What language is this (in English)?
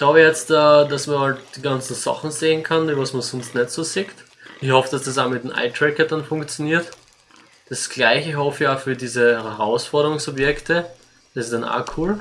German